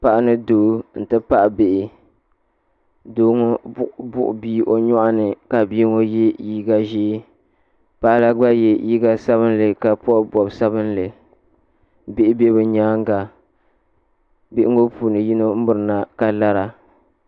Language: Dagbani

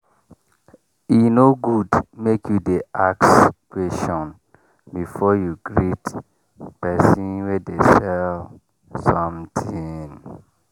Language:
Nigerian Pidgin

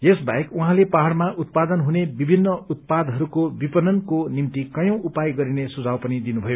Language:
Nepali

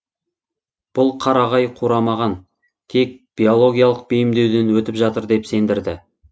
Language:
Kazakh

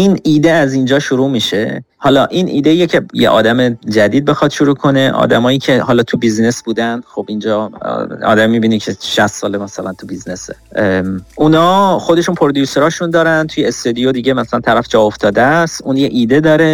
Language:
Persian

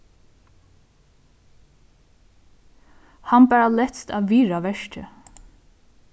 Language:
Faroese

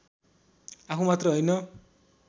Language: Nepali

